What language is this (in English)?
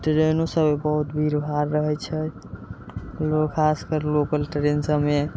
Maithili